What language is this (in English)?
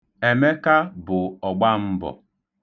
Igbo